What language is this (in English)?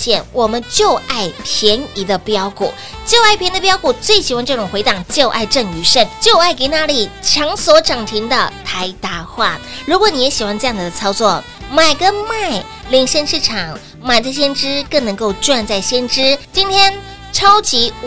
Chinese